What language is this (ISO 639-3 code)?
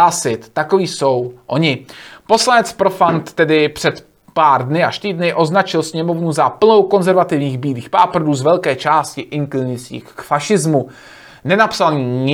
ces